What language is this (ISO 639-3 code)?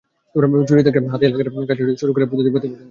ben